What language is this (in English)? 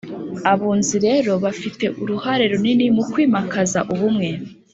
Kinyarwanda